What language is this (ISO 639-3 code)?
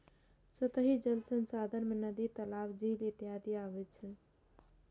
mai